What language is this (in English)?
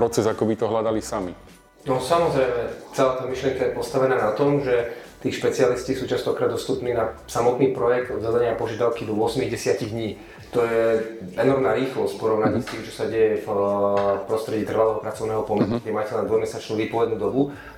Slovak